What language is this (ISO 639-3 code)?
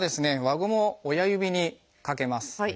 jpn